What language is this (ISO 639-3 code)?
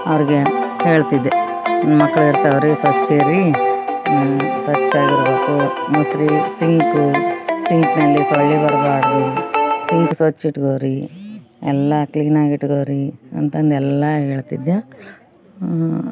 kan